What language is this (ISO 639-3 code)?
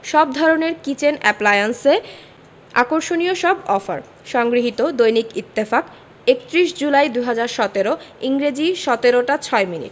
ben